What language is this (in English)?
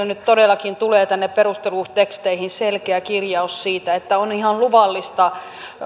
Finnish